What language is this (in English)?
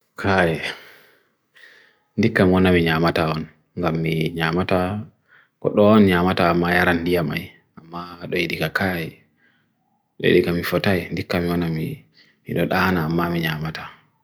Bagirmi Fulfulde